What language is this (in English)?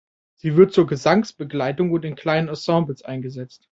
German